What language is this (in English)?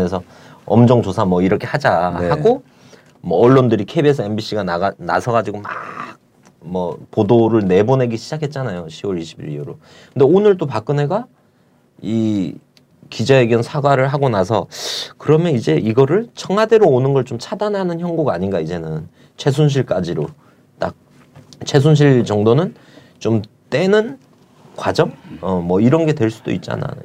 Korean